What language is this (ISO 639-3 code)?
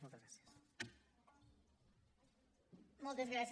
cat